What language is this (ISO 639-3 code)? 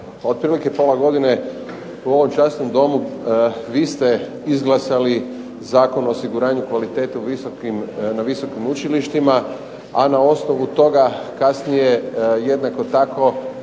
hrv